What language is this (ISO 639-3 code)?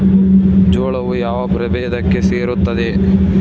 kan